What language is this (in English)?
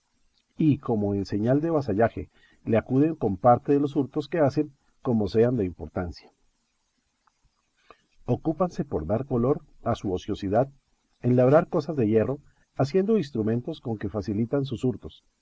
Spanish